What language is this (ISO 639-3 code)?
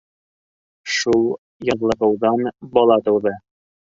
bak